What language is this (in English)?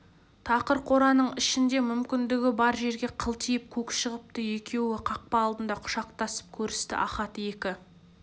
Kazakh